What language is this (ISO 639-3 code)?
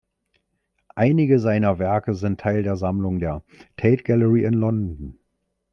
deu